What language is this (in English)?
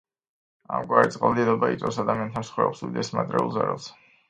Georgian